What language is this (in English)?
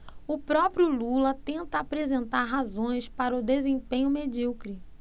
Portuguese